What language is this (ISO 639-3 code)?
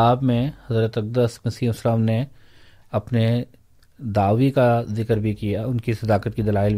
urd